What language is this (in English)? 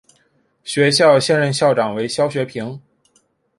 Chinese